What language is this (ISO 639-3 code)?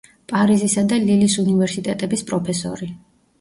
kat